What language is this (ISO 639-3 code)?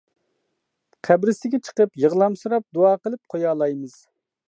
uig